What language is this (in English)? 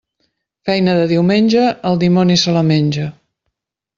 Catalan